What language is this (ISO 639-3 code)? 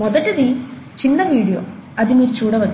tel